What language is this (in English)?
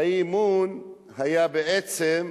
Hebrew